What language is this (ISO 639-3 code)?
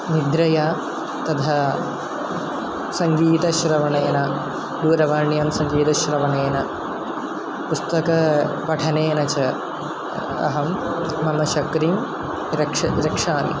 san